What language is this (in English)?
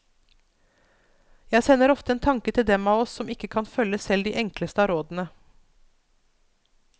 Norwegian